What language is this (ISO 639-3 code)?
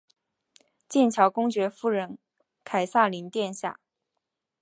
zho